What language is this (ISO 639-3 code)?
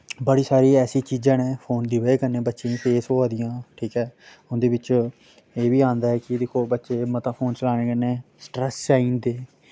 doi